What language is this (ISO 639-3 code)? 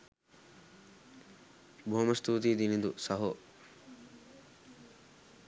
sin